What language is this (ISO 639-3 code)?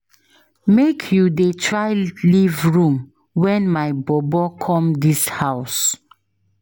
pcm